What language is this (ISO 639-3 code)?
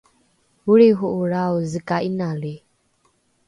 dru